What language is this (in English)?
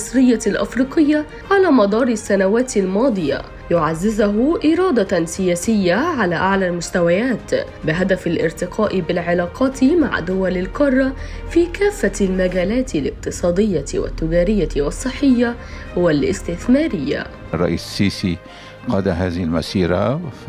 Arabic